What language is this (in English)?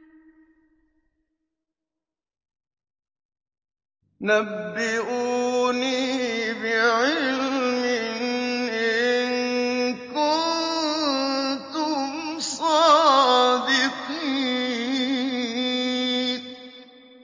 Arabic